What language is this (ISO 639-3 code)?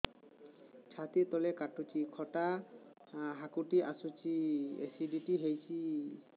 ori